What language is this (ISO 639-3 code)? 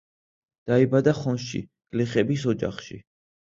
kat